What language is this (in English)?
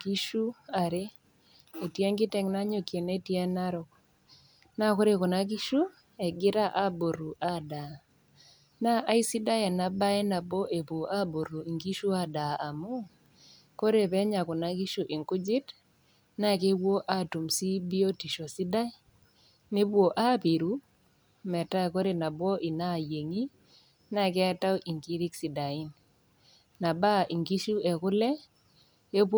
Masai